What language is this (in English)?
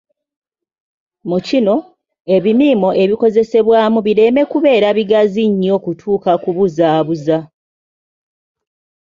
Ganda